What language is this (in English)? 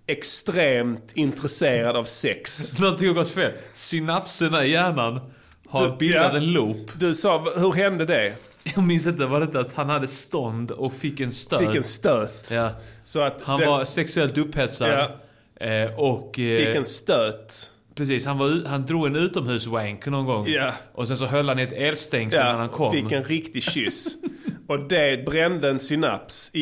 Swedish